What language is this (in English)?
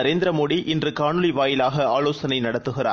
Tamil